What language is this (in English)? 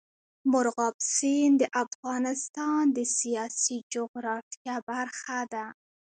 Pashto